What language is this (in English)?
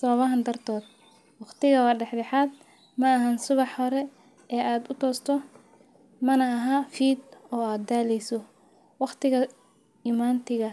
Somali